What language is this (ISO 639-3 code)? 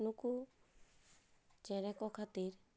sat